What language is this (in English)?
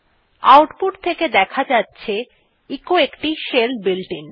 Bangla